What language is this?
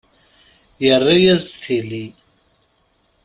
Kabyle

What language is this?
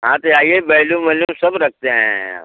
Hindi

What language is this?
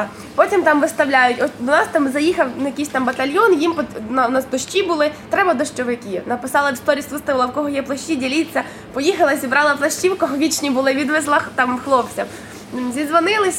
Ukrainian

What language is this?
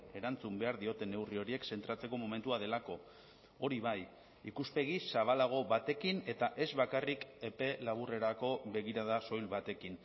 Basque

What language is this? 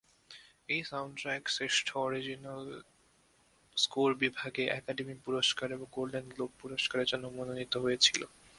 Bangla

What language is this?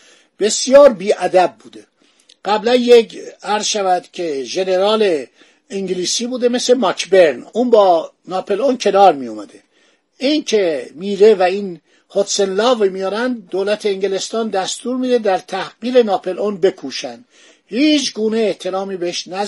Persian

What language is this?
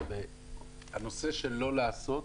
Hebrew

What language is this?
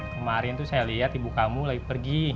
Indonesian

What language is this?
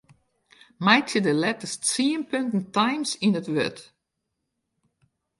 Western Frisian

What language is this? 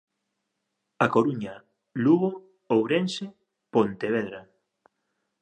Galician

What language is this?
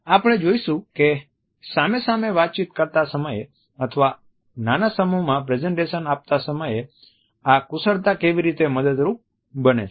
Gujarati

